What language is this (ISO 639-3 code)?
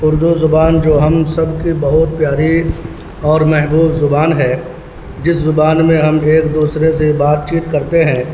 urd